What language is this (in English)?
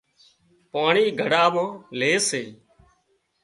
Wadiyara Koli